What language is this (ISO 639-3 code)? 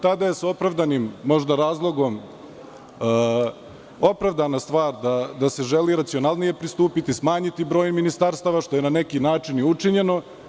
srp